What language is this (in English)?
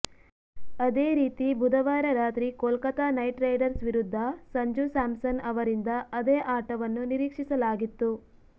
Kannada